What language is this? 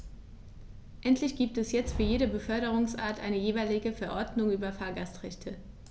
German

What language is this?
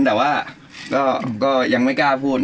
Thai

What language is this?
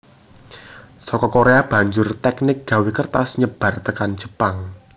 Javanese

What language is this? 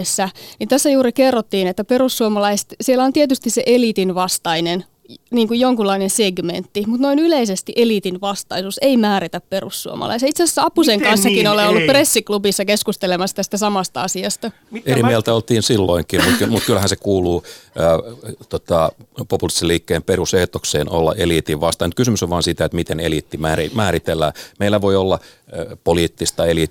Finnish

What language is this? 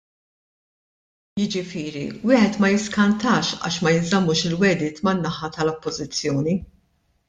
Maltese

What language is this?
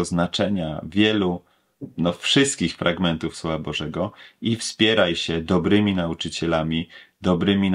Polish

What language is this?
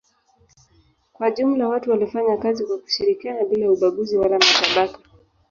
Swahili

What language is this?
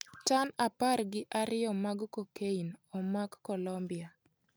Luo (Kenya and Tanzania)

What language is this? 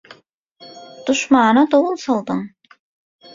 Turkmen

